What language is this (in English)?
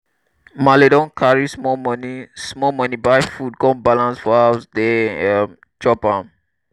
Nigerian Pidgin